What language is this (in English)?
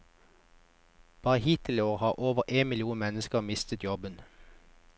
Norwegian